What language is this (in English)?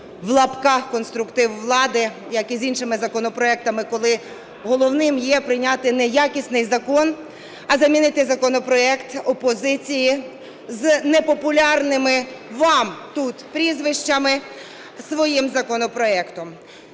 Ukrainian